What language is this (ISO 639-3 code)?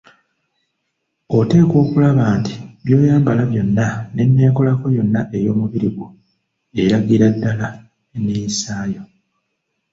lug